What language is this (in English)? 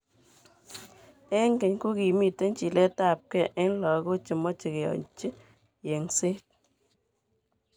Kalenjin